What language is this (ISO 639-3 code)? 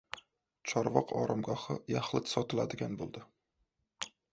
uzb